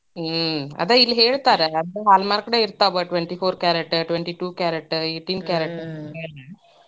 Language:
Kannada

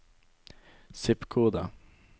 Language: Norwegian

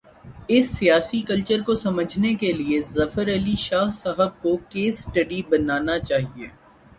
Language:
Urdu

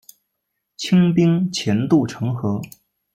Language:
Chinese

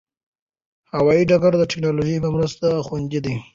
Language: Pashto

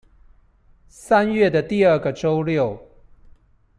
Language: Chinese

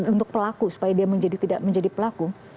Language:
Indonesian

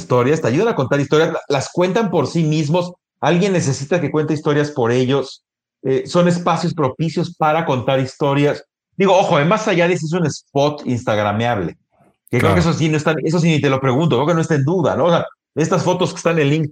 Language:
Spanish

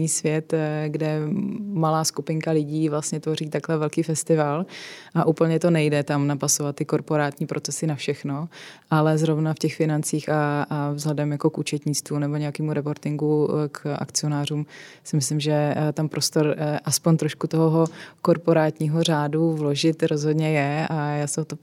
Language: Czech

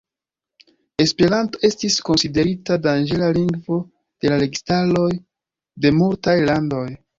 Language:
Esperanto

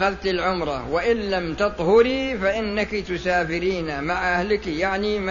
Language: Arabic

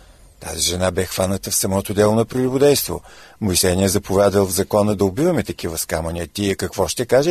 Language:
Bulgarian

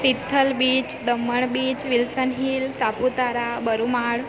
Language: Gujarati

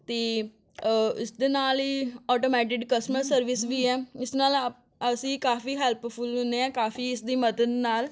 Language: Punjabi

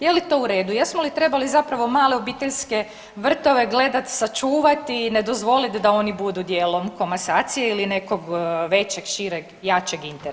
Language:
Croatian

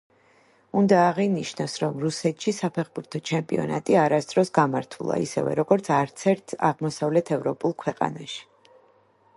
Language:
Georgian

